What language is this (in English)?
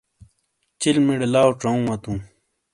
Shina